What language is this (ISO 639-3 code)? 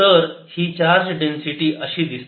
mar